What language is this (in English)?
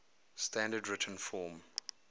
English